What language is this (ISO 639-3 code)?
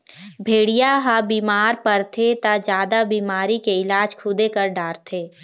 hne